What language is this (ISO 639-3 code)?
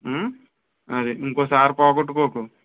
tel